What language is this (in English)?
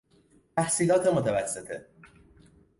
Persian